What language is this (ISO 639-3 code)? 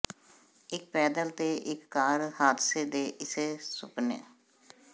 pan